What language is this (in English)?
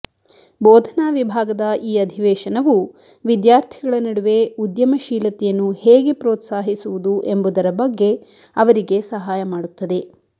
Kannada